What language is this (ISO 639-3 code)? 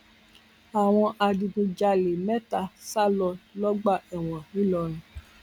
yor